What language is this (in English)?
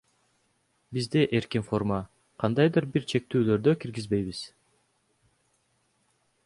Kyrgyz